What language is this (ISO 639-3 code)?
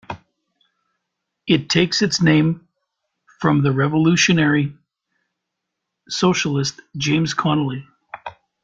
eng